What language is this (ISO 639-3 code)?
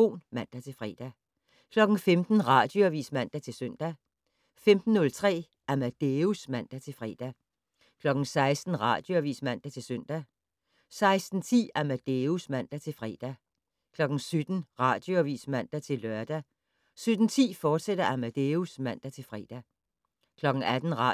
dan